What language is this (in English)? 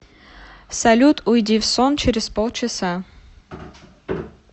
Russian